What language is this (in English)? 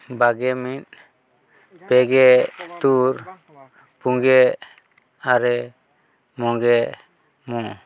Santali